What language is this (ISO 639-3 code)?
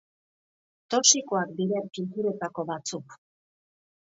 eus